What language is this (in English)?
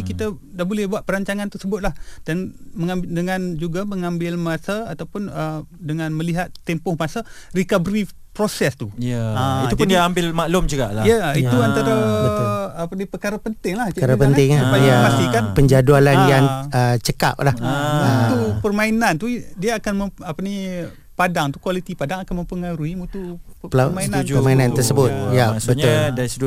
Malay